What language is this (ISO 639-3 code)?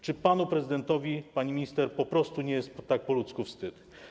pol